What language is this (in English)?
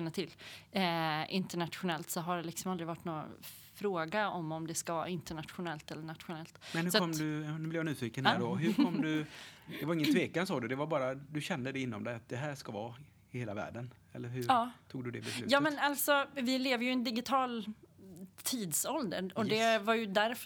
Swedish